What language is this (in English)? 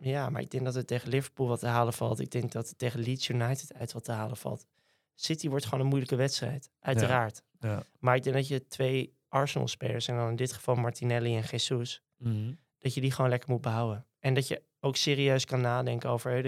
Dutch